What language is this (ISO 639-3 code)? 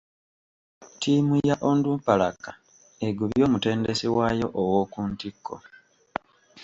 lug